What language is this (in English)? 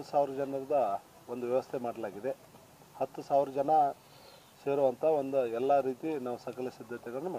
Hindi